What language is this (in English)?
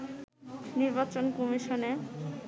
Bangla